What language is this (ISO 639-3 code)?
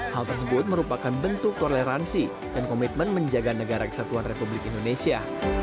ind